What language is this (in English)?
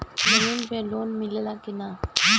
Bhojpuri